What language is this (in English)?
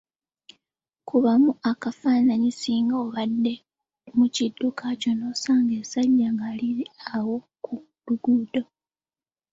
Ganda